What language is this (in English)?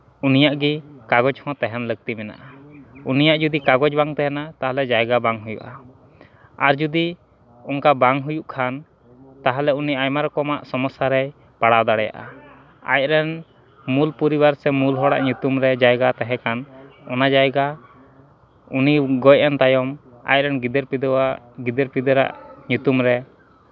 Santali